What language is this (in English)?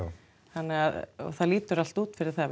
Icelandic